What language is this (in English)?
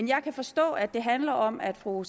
Danish